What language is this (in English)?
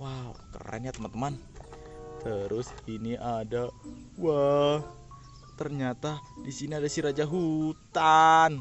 Indonesian